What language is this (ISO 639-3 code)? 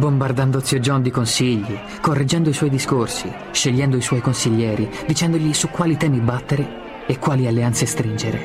ita